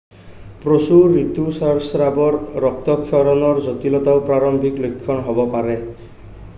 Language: Assamese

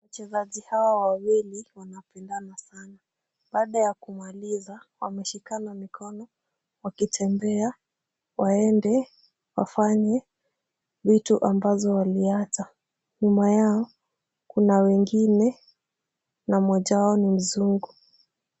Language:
Swahili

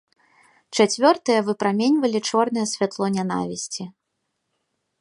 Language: Belarusian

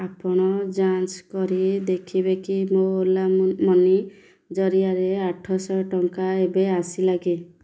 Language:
Odia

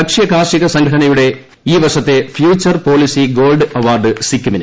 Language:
Malayalam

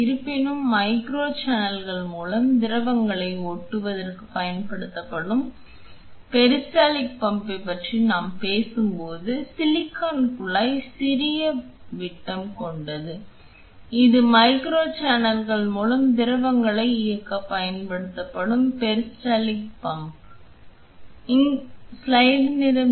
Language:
Tamil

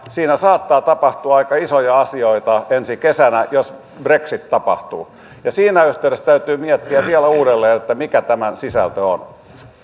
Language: Finnish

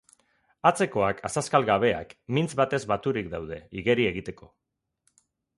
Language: Basque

